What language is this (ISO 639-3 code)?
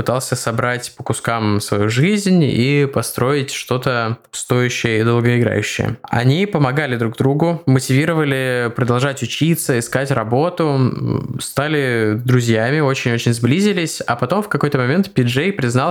rus